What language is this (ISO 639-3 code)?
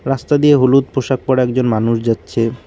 ben